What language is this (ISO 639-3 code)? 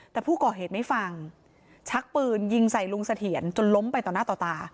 tha